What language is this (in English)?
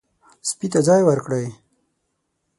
Pashto